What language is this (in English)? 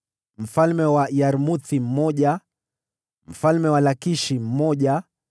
Swahili